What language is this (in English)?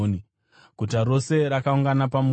Shona